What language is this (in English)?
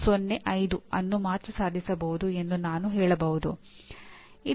Kannada